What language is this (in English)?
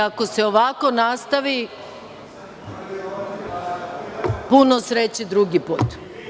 Serbian